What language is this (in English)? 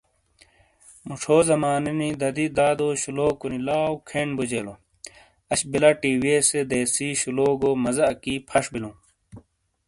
Shina